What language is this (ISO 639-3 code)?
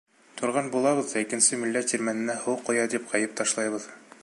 bak